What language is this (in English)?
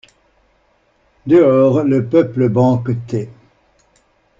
French